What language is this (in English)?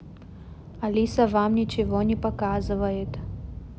Russian